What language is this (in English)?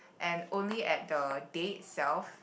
English